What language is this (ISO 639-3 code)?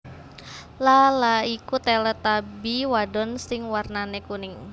jav